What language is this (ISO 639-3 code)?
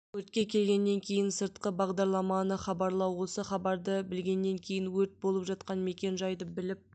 kaz